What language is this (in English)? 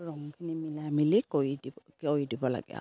Assamese